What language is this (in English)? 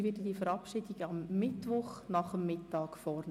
Swiss German